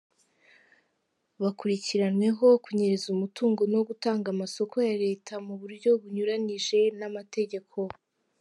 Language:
Kinyarwanda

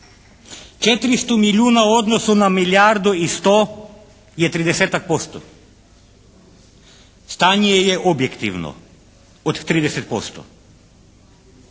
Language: Croatian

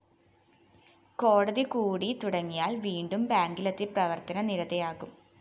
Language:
Malayalam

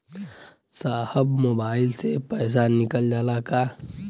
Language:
Bhojpuri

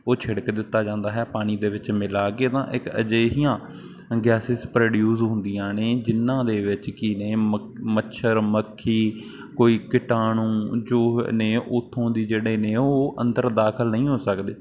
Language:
Punjabi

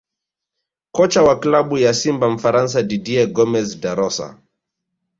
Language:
Swahili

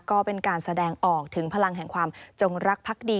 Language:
Thai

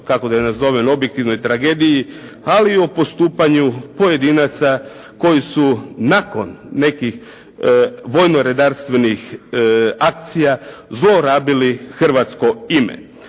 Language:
Croatian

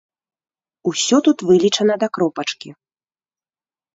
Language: Belarusian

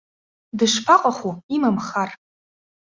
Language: Abkhazian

